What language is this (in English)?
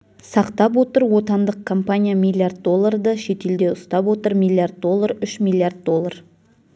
Kazakh